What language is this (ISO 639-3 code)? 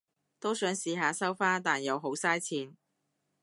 yue